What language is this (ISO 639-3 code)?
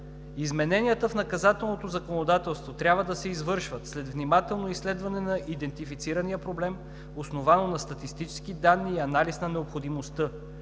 bul